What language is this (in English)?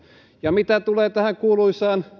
Finnish